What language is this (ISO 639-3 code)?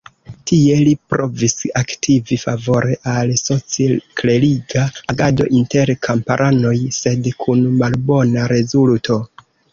epo